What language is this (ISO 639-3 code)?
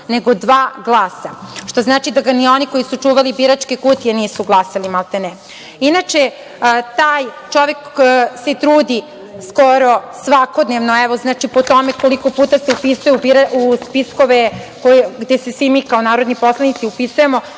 srp